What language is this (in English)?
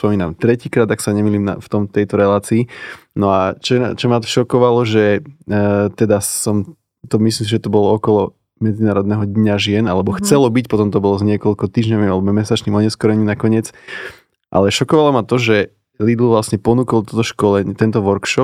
Slovak